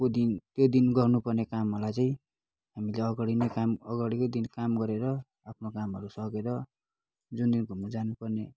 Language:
Nepali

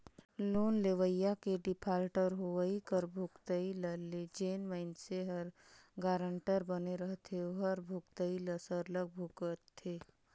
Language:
Chhattisgarhi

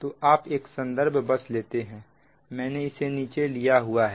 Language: Hindi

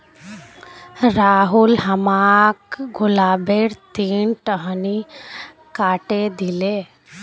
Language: Magahi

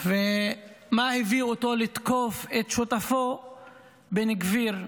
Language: Hebrew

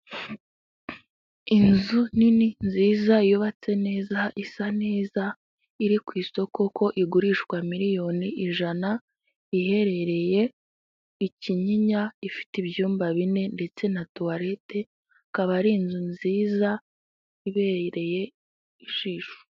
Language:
Kinyarwanda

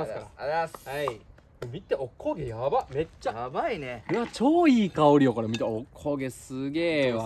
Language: Japanese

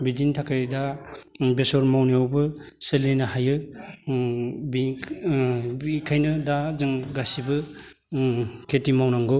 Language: Bodo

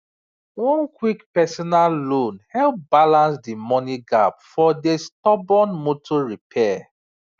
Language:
Nigerian Pidgin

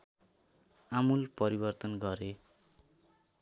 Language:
Nepali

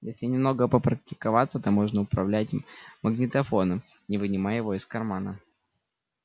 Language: Russian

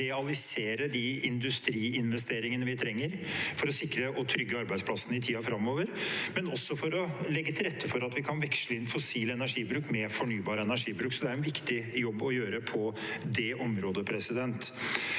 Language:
Norwegian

